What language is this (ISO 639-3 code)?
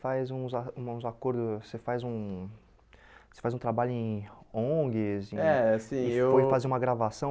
por